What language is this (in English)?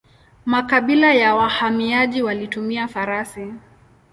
Swahili